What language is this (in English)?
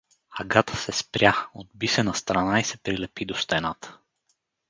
Bulgarian